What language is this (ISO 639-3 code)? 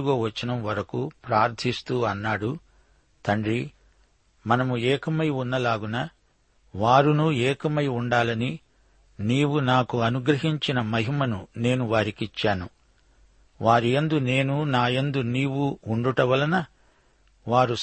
tel